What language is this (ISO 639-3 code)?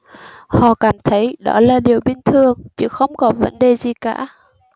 vie